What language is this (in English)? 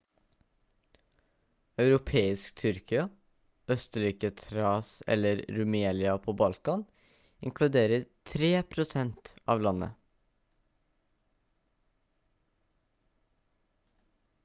Norwegian Bokmål